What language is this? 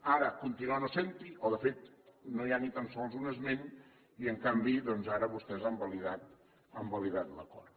Catalan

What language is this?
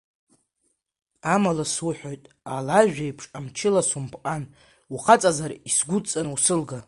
Abkhazian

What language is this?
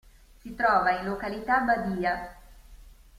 Italian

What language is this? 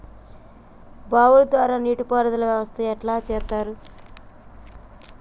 Telugu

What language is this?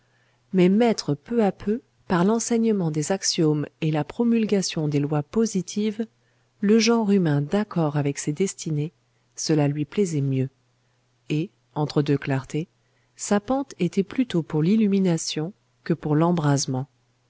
French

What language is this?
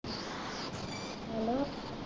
Punjabi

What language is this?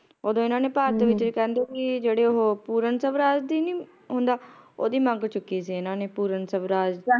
Punjabi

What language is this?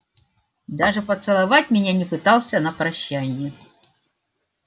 Russian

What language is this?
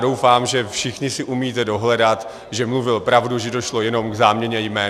Czech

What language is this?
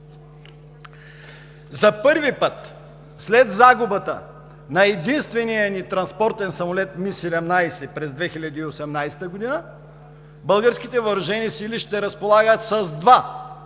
Bulgarian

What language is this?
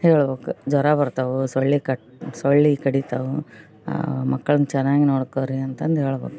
Kannada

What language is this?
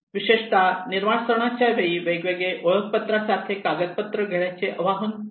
Marathi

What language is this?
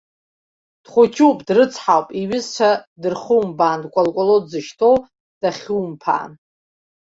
Abkhazian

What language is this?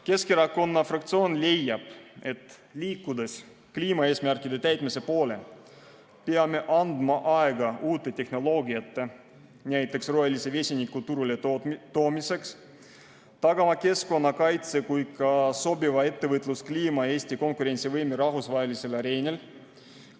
Estonian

